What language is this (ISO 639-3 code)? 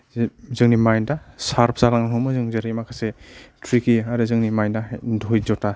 brx